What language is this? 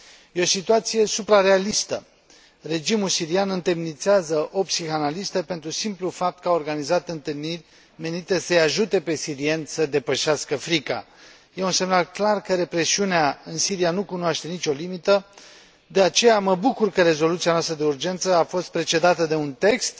Romanian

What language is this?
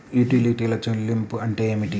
Telugu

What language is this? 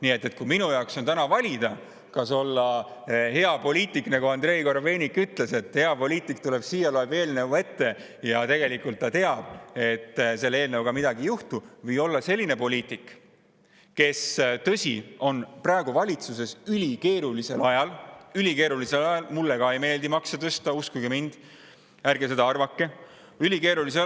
Estonian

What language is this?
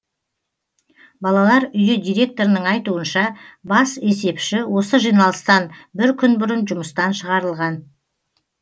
Kazakh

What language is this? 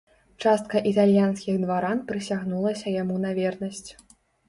Belarusian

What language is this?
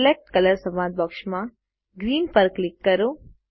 Gujarati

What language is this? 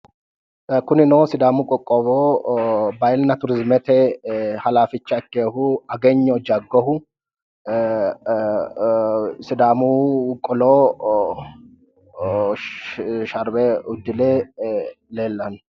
Sidamo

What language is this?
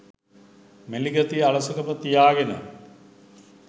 Sinhala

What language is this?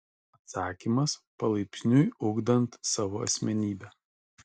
Lithuanian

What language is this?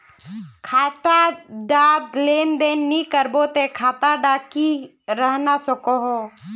Magahi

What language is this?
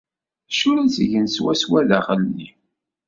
Kabyle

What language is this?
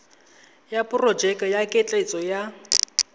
Tswana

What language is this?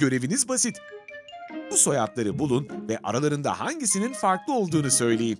Turkish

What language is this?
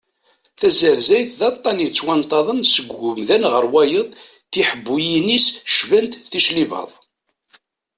Kabyle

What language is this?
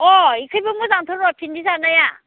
Bodo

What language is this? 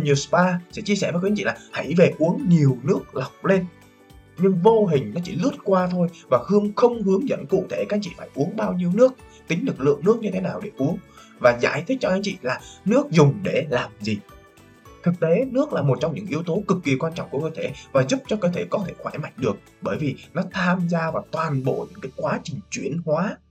Vietnamese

